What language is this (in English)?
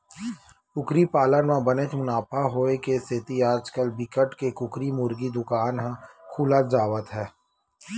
Chhattisgarhi